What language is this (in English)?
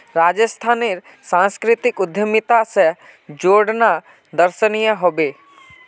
Magahi